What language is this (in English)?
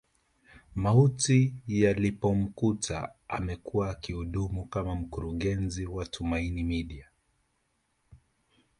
Swahili